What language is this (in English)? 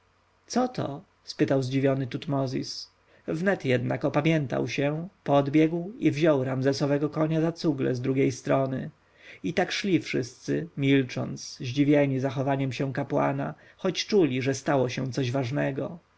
Polish